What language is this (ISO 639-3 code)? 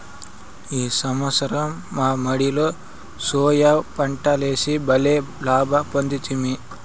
tel